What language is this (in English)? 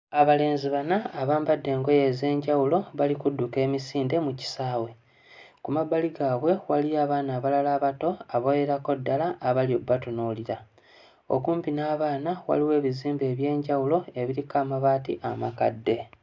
Ganda